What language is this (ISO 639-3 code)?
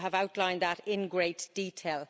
eng